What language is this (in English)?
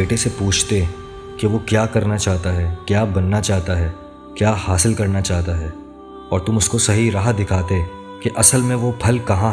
Urdu